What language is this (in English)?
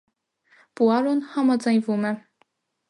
Armenian